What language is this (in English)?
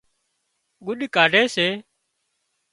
Wadiyara Koli